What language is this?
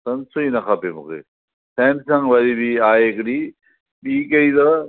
Sindhi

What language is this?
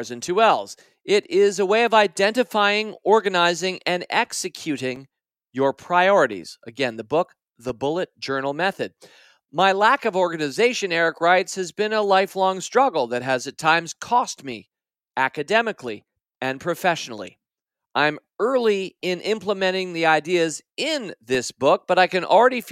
English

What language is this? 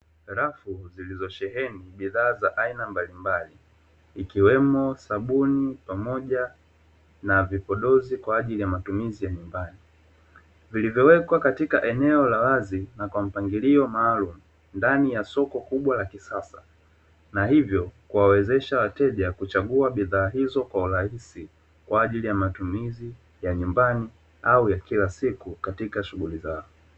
Swahili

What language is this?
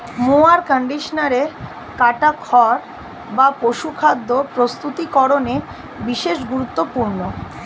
Bangla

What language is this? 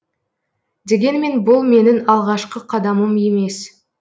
Kazakh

